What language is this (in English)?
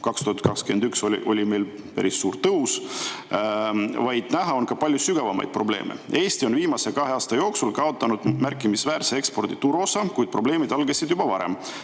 Estonian